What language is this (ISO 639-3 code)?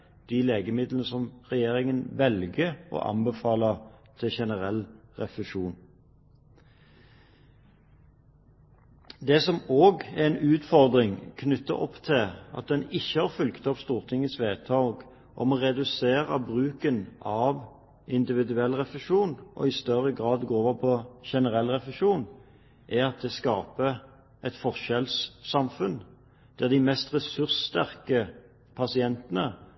nob